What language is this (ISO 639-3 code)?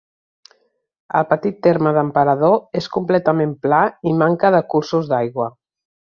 cat